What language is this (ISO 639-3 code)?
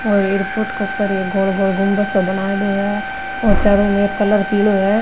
mwr